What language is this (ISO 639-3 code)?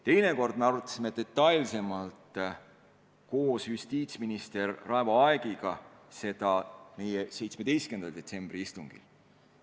est